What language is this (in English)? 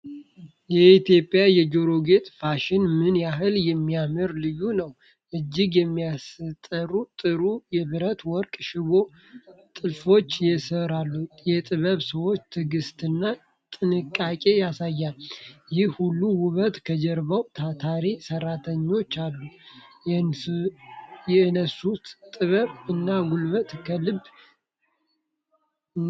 Amharic